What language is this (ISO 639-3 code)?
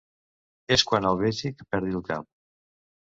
cat